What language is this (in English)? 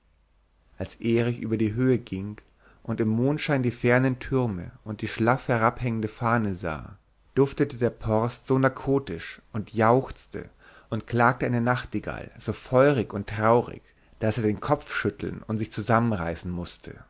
German